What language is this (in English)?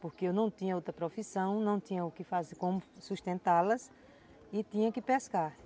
Portuguese